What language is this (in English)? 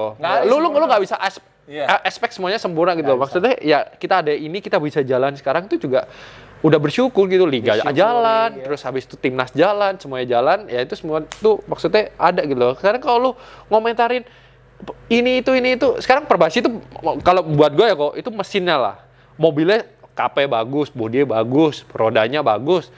Indonesian